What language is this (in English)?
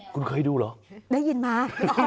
Thai